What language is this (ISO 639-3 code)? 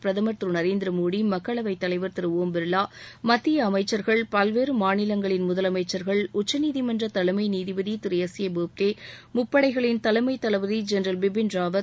tam